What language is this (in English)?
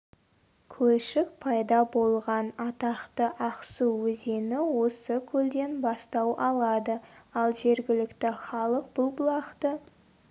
Kazakh